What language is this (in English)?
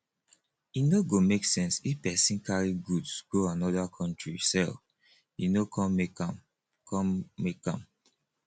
Nigerian Pidgin